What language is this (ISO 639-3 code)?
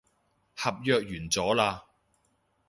yue